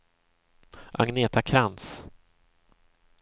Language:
Swedish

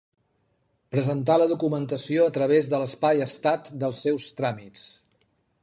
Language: Catalan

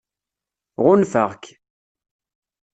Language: Kabyle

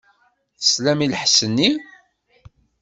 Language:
Kabyle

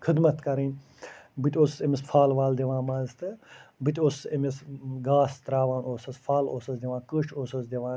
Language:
Kashmiri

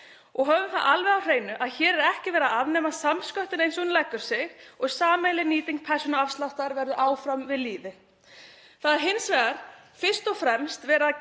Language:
Icelandic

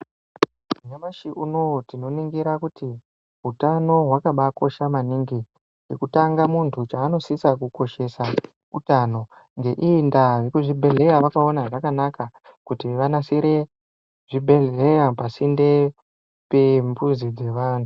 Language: Ndau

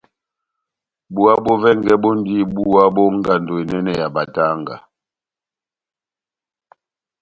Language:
Batanga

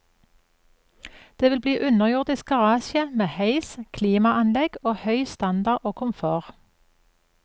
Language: Norwegian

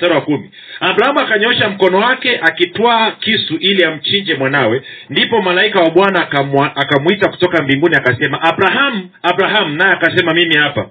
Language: Swahili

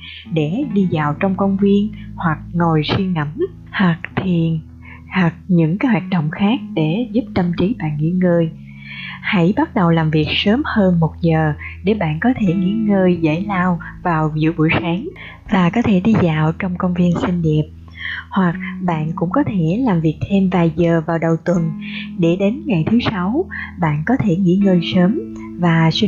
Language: Vietnamese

